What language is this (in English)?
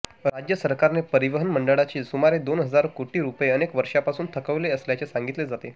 Marathi